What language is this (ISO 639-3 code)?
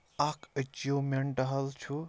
kas